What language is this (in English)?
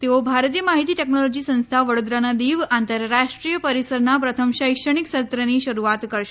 Gujarati